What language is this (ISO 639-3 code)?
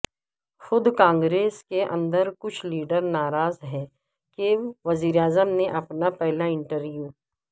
urd